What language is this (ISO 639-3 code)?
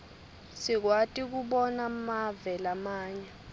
ssw